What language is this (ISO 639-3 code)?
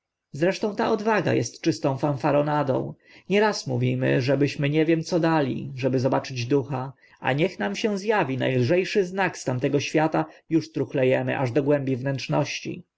pol